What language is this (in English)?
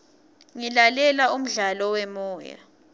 Swati